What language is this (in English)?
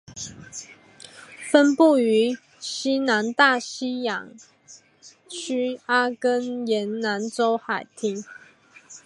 Chinese